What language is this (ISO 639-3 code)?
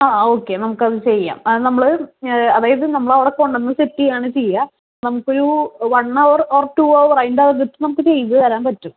mal